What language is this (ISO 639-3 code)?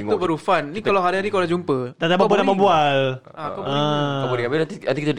msa